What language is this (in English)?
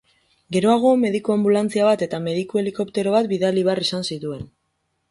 Basque